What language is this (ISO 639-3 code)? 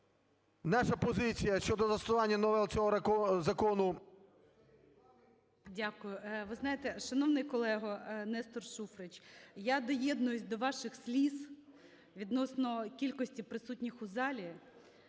ukr